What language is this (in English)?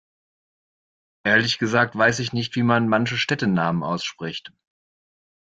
German